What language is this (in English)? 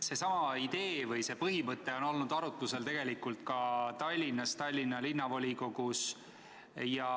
Estonian